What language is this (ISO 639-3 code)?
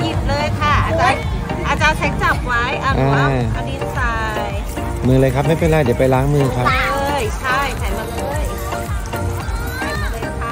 tha